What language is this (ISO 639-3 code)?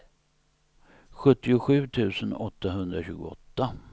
swe